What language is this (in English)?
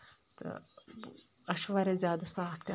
Kashmiri